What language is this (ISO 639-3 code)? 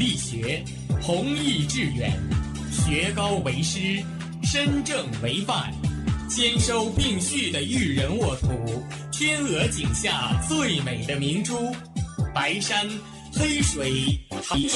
zho